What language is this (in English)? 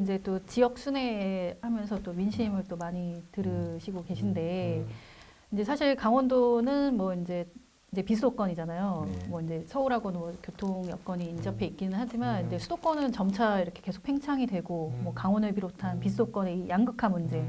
Korean